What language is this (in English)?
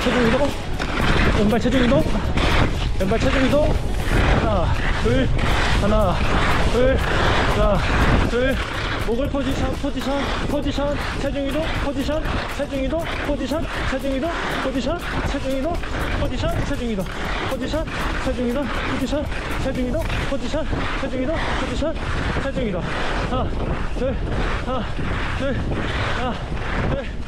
Korean